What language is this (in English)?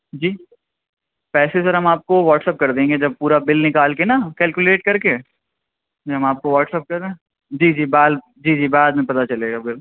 Urdu